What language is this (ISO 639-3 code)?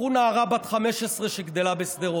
heb